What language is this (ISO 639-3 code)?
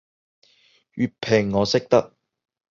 yue